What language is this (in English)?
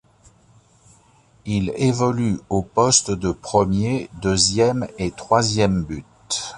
French